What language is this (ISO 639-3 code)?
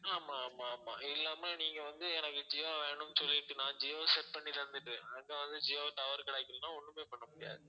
tam